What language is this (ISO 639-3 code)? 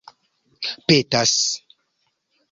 epo